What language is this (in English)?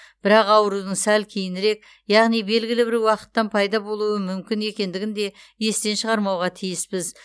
Kazakh